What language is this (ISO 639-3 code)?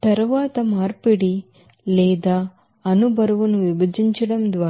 tel